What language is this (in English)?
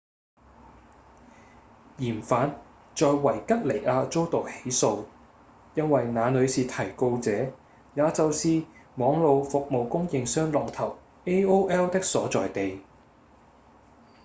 Cantonese